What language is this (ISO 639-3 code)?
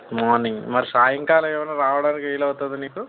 tel